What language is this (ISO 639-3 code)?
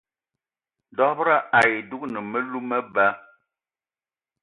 eto